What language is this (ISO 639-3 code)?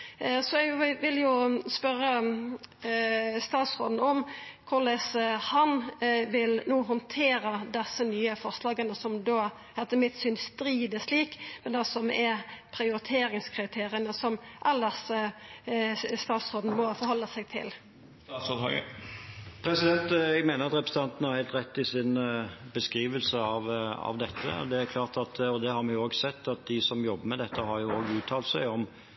nor